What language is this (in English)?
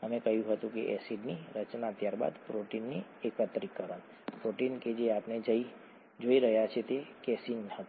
Gujarati